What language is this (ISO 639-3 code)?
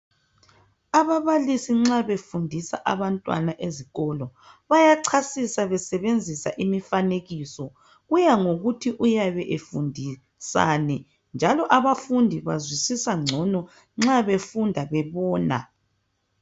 nde